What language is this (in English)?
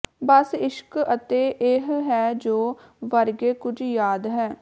Punjabi